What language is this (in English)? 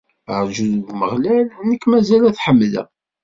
Kabyle